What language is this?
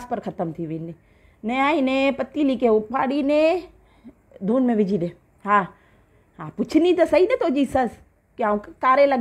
Hindi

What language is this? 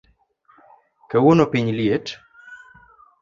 Luo (Kenya and Tanzania)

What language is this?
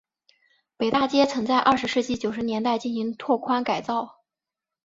Chinese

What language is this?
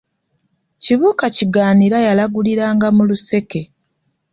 Ganda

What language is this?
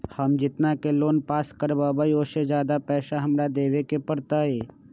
Magahi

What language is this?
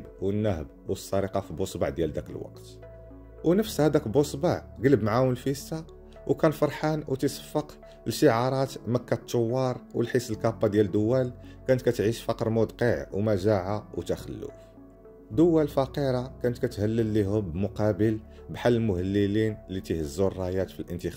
Arabic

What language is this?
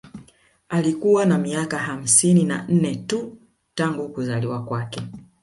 Swahili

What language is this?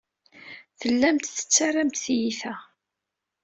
Kabyle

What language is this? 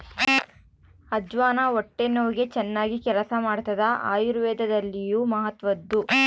Kannada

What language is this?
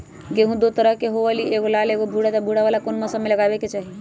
Magahi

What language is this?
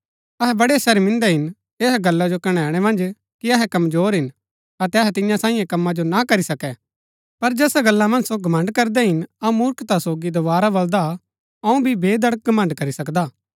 Gaddi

